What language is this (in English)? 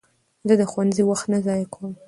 Pashto